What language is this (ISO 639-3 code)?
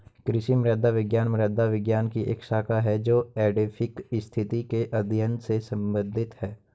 hin